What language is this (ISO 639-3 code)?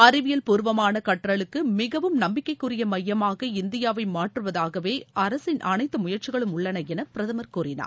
tam